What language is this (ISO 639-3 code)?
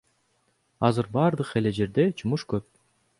kir